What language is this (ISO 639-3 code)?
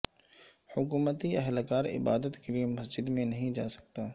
urd